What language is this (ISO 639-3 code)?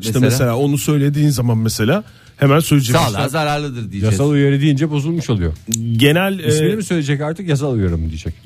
tur